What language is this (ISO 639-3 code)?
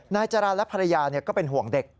tha